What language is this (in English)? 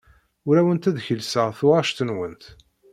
Kabyle